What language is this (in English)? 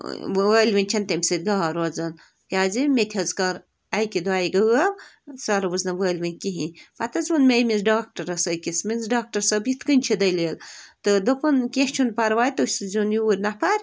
Kashmiri